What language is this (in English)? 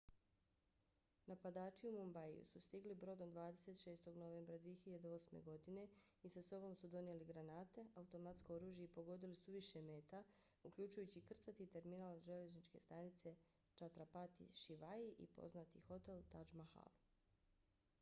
Bosnian